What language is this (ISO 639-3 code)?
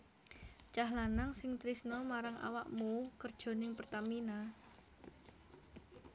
jav